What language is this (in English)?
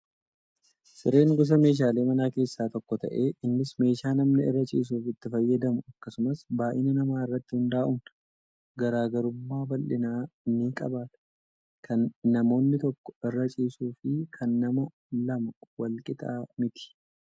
Oromo